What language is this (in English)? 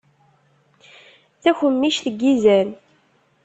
Kabyle